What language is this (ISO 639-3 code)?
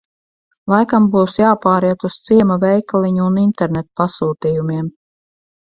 lav